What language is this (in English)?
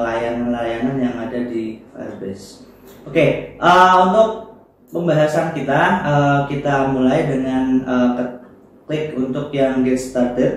Indonesian